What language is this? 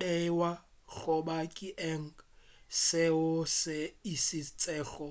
Northern Sotho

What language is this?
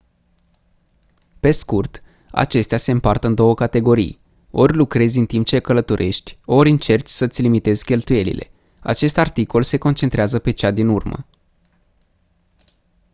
Romanian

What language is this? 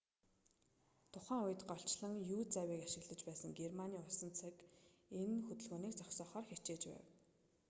Mongolian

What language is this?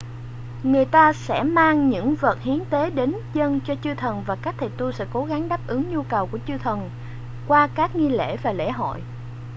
Vietnamese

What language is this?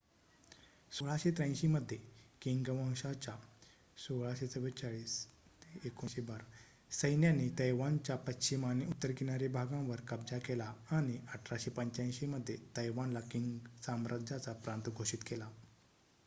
Marathi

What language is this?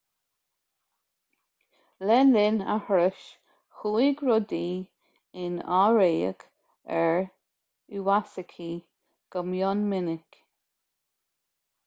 Irish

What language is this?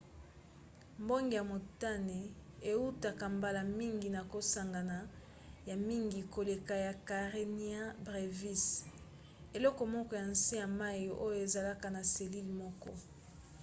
Lingala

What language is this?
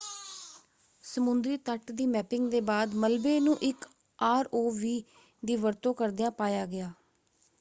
Punjabi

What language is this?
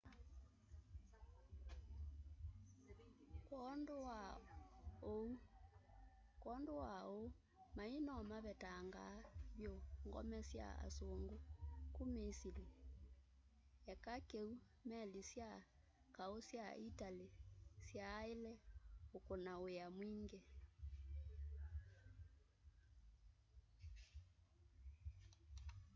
Kamba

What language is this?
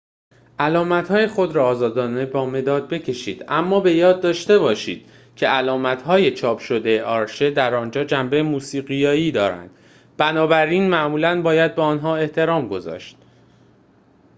Persian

